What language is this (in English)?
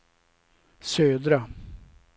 Swedish